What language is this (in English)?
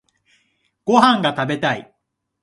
Japanese